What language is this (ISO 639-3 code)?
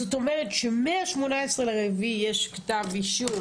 heb